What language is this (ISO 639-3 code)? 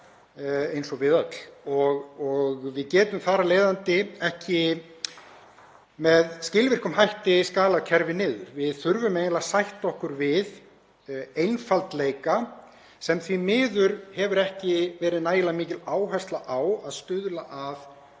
isl